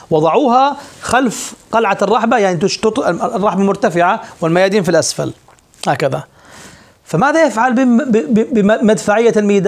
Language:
Arabic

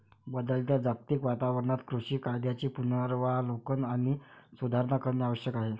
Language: Marathi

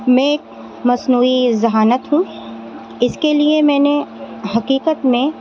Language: Urdu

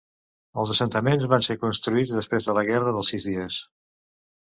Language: Catalan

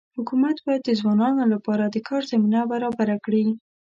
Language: Pashto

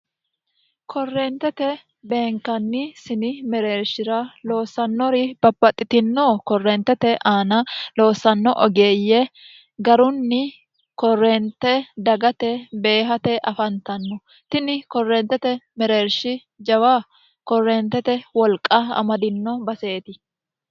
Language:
Sidamo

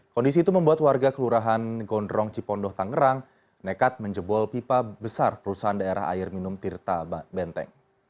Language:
Indonesian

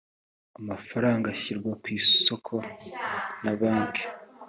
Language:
Kinyarwanda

